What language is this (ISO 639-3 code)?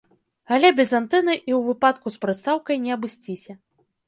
bel